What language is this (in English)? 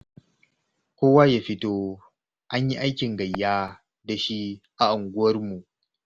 Hausa